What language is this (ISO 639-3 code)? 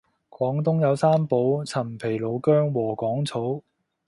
yue